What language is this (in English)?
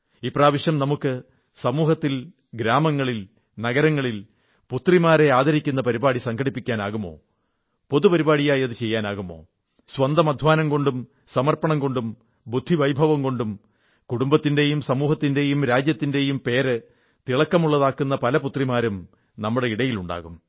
Malayalam